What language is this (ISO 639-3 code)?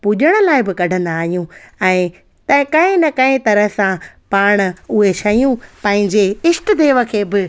snd